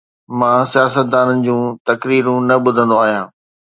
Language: Sindhi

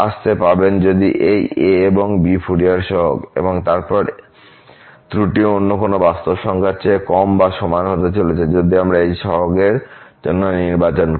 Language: Bangla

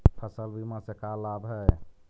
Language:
Magahi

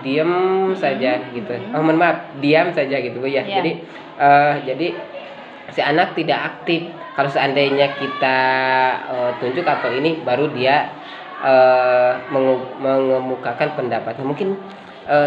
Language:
Indonesian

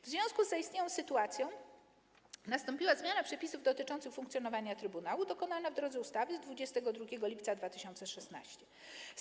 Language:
Polish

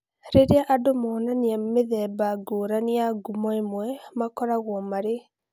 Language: Kikuyu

